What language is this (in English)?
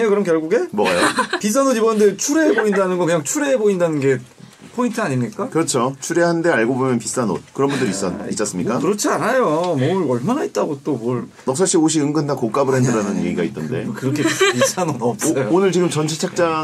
Korean